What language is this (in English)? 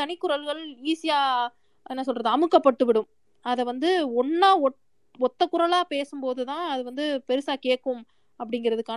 Tamil